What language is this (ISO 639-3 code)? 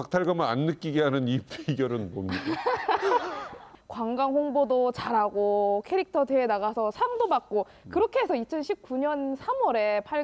kor